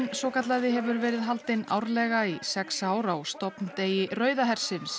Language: Icelandic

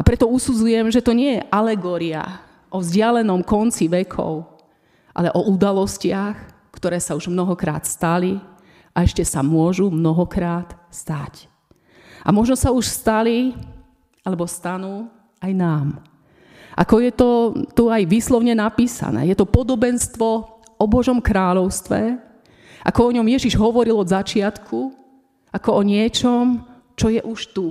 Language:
Slovak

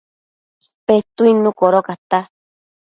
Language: Matsés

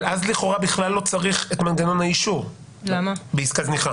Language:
Hebrew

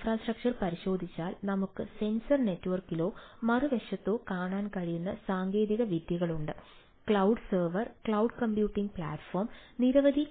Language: Malayalam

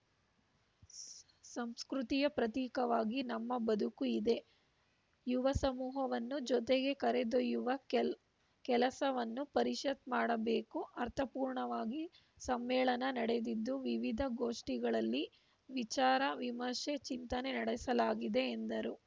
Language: Kannada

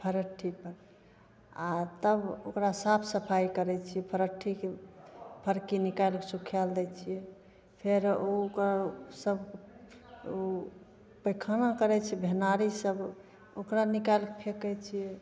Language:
Maithili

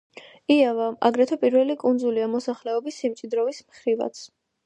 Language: Georgian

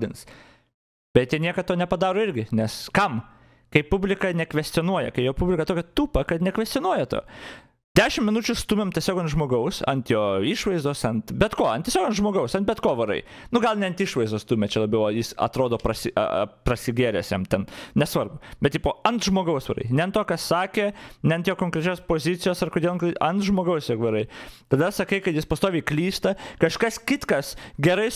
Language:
Lithuanian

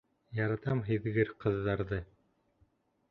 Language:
Bashkir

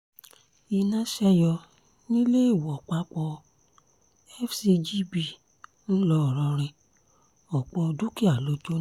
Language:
Yoruba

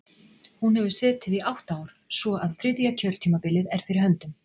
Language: Icelandic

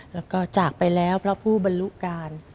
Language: Thai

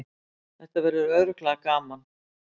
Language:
Icelandic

